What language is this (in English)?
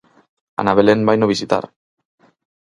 Galician